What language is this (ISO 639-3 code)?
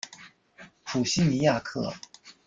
zho